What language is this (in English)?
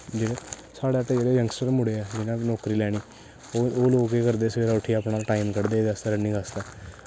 Dogri